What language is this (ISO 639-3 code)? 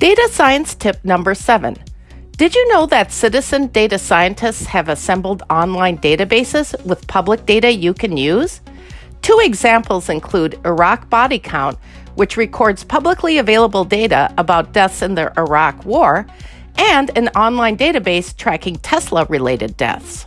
eng